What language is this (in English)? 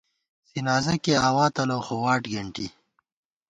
Gawar-Bati